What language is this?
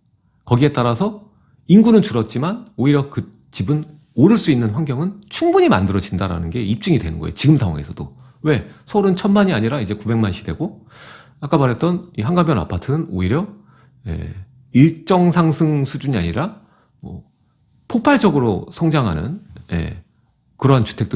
Korean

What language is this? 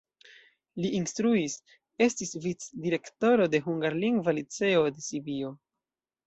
Esperanto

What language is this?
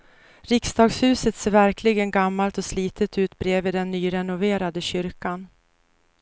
Swedish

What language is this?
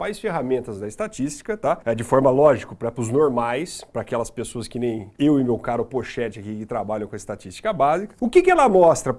Portuguese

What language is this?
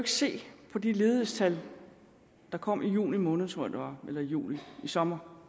Danish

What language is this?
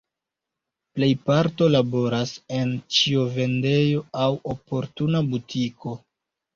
Esperanto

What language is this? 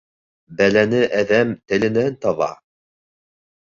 Bashkir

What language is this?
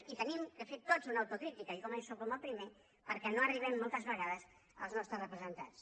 Catalan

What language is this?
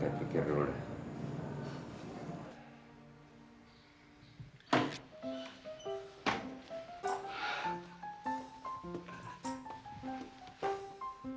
Indonesian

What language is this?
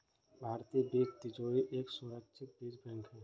Hindi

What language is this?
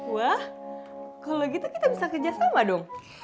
Indonesian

